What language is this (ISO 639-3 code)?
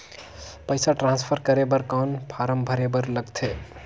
hne